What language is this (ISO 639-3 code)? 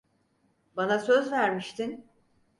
tur